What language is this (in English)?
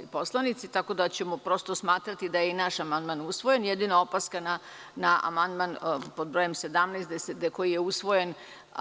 Serbian